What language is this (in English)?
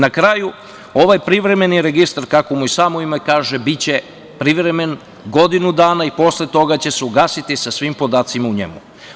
Serbian